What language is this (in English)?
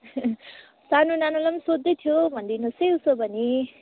Nepali